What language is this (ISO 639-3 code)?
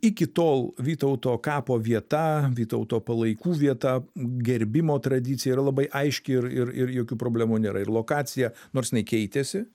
lit